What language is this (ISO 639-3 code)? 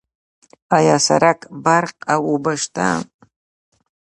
pus